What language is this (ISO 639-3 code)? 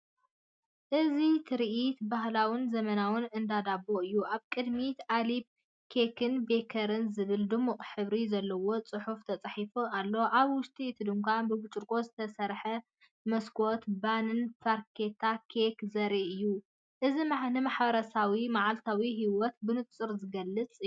tir